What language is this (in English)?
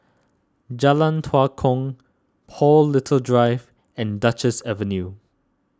English